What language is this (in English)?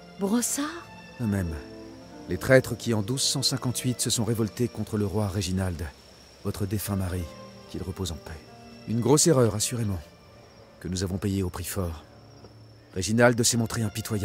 French